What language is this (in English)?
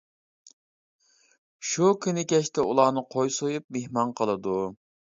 Uyghur